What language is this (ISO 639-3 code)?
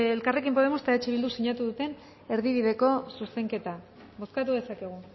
eus